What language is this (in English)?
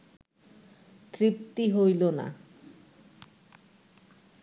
Bangla